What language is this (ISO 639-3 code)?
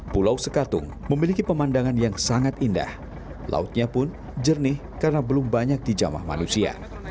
ind